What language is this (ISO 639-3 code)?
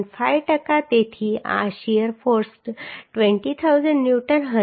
guj